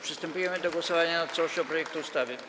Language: Polish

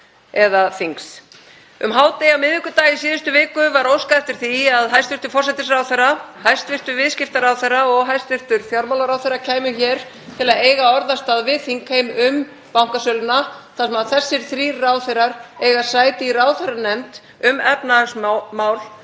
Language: Icelandic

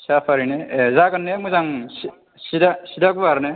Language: Bodo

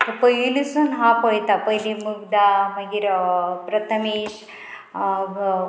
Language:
Konkani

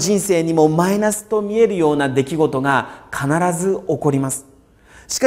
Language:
Japanese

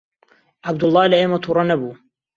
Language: Central Kurdish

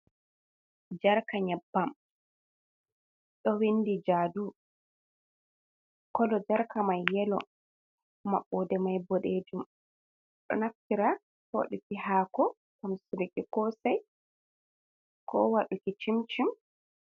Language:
Fula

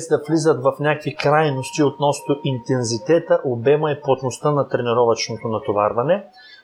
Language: Bulgarian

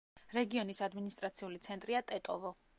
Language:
Georgian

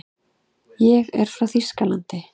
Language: Icelandic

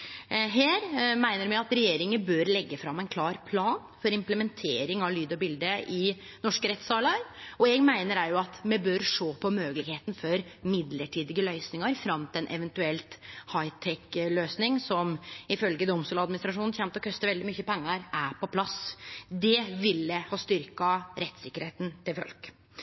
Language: Norwegian Nynorsk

